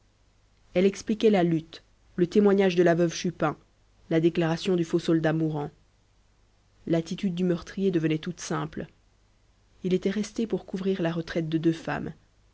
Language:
French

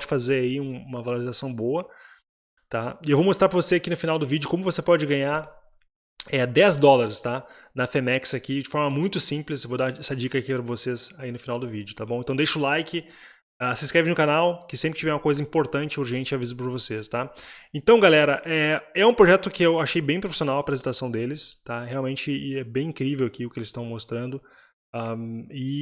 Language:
Portuguese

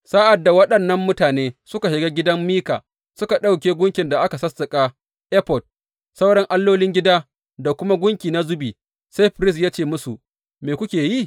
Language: Hausa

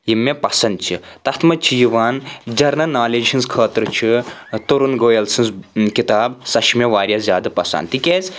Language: Kashmiri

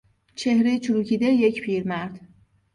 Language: Persian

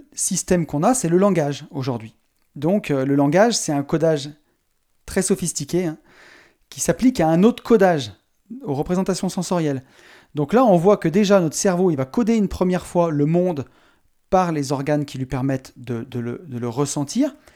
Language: French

